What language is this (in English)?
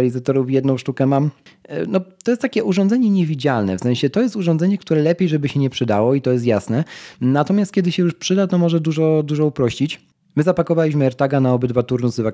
Polish